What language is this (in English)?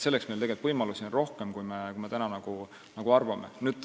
Estonian